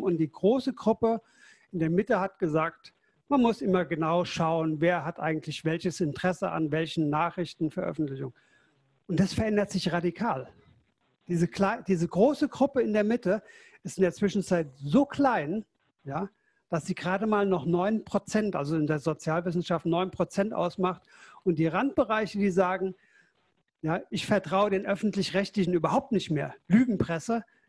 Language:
German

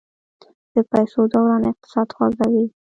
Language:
Pashto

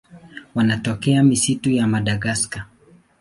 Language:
Swahili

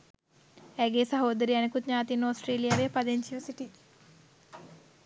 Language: Sinhala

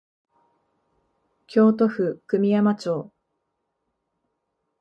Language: Japanese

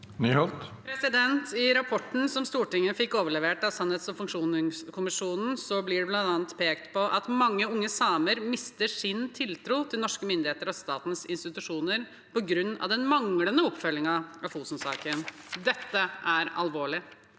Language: Norwegian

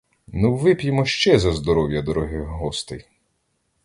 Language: Ukrainian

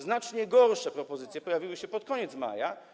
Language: Polish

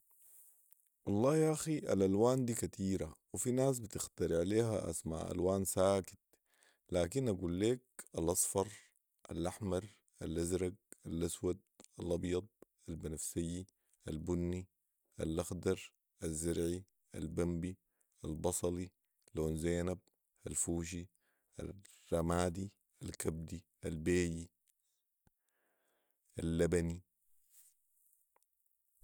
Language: Sudanese Arabic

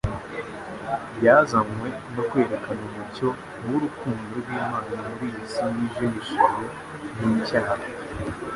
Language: Kinyarwanda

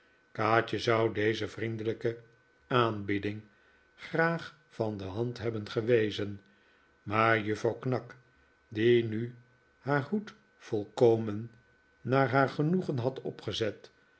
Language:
Dutch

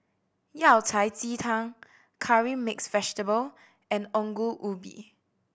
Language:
English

